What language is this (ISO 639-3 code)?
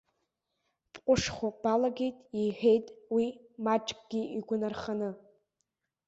abk